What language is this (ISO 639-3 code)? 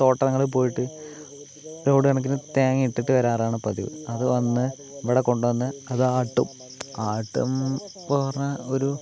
mal